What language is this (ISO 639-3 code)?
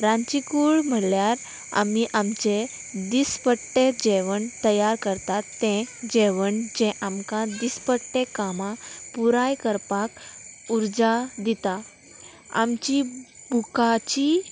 kok